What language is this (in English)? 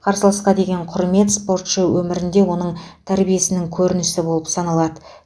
Kazakh